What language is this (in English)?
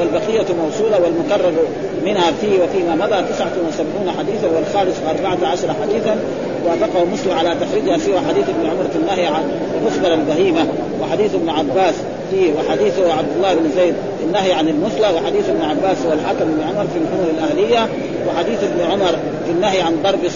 Arabic